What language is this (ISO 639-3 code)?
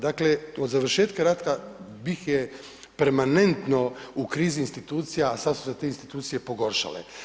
hrv